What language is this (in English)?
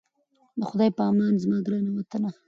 Pashto